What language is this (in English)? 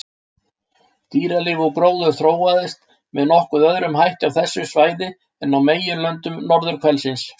Icelandic